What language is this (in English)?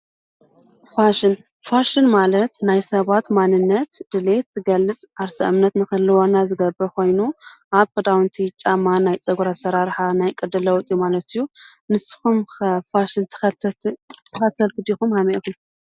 Tigrinya